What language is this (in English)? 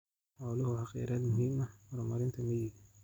Somali